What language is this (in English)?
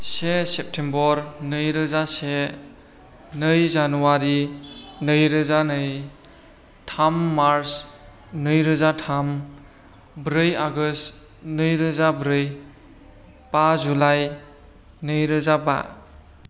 Bodo